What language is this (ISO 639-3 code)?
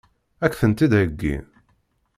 kab